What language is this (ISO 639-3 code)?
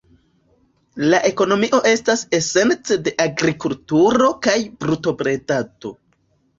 epo